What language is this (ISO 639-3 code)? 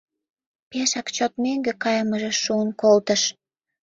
chm